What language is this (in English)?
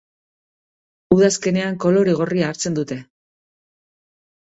Basque